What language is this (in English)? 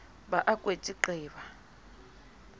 Southern Sotho